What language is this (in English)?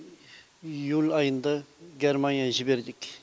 Kazakh